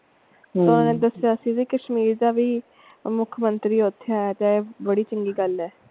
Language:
Punjabi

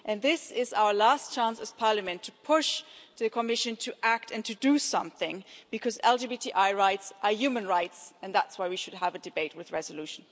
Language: English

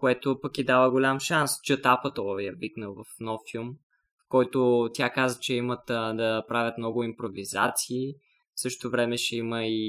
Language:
Bulgarian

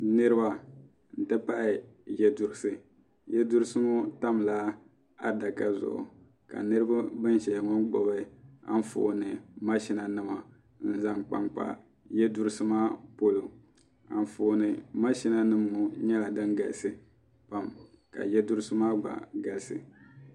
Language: Dagbani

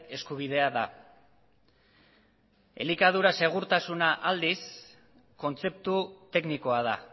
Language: Basque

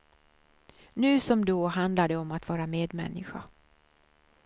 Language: Swedish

